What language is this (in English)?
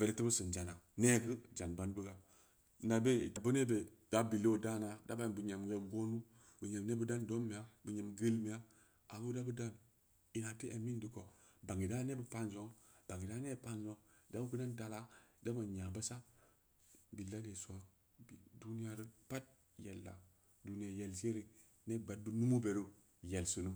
Samba Leko